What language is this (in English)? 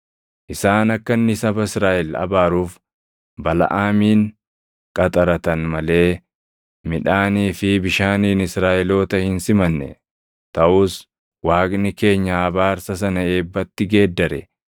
Oromo